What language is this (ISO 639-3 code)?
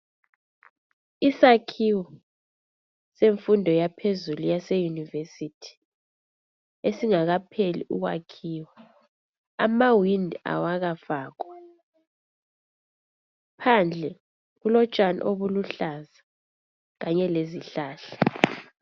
nde